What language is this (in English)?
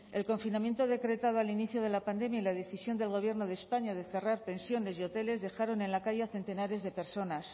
Spanish